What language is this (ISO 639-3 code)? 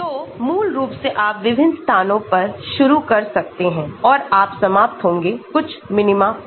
hin